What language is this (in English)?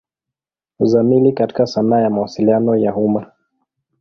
Swahili